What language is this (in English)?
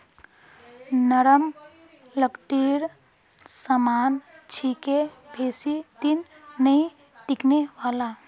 Magahi